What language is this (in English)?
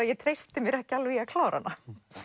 Icelandic